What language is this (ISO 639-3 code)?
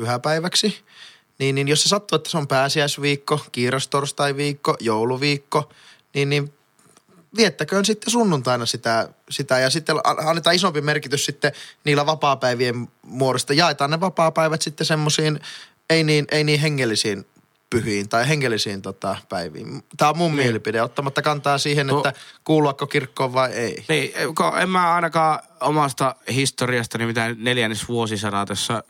fin